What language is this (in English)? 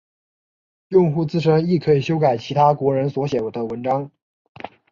Chinese